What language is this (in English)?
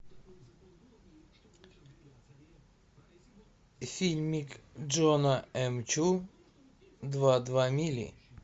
Russian